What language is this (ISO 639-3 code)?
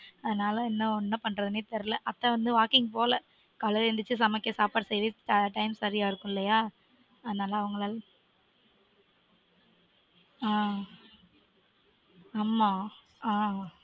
tam